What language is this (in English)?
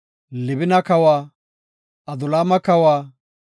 Gofa